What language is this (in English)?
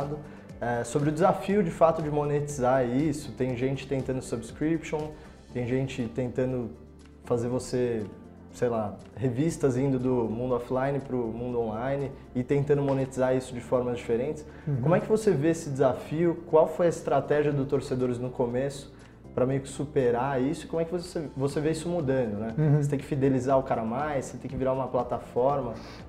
Portuguese